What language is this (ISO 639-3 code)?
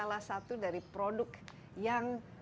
ind